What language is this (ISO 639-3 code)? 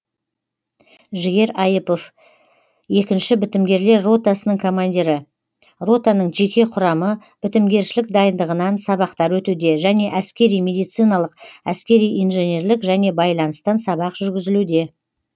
kaz